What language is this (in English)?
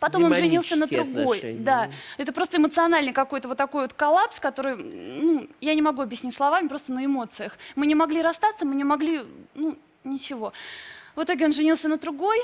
Russian